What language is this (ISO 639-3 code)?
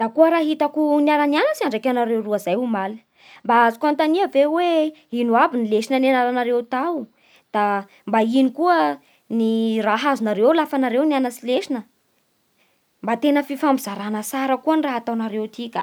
bhr